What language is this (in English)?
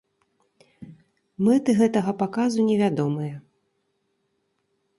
Belarusian